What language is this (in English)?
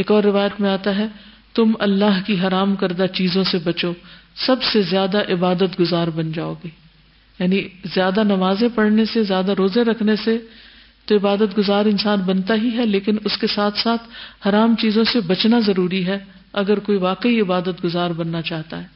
Urdu